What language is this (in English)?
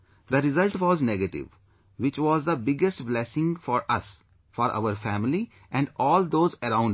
English